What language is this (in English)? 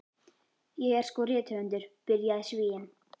Icelandic